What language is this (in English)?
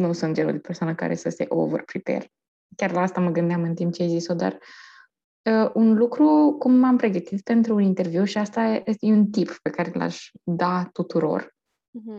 Romanian